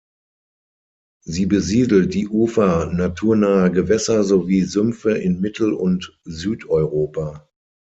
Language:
German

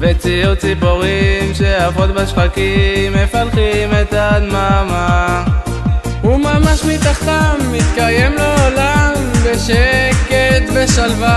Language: Hebrew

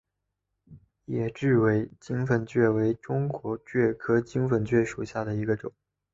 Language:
Chinese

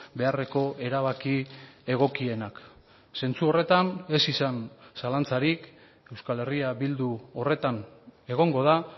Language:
Basque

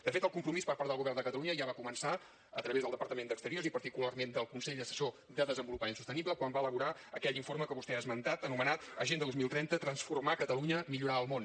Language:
Catalan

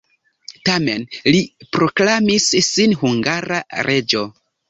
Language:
Esperanto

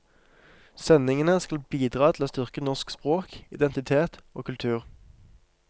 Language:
Norwegian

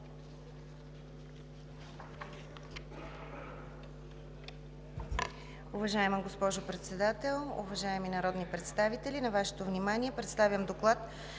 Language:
Bulgarian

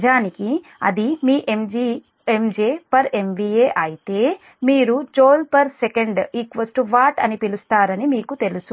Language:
Telugu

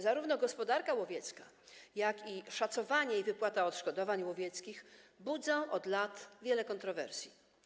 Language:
Polish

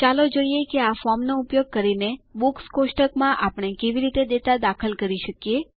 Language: Gujarati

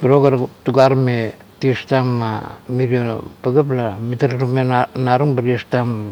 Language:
Kuot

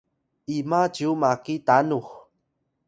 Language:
Atayal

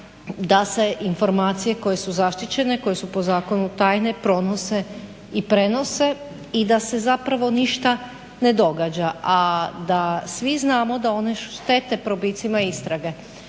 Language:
Croatian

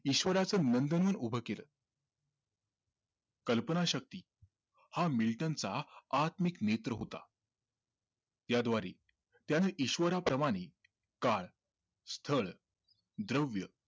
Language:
Marathi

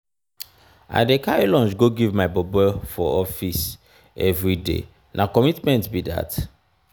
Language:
Nigerian Pidgin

